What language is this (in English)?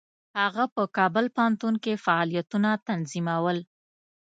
Pashto